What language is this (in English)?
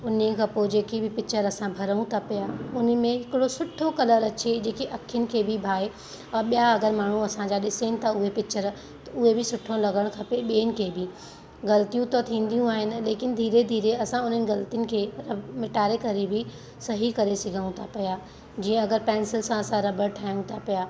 Sindhi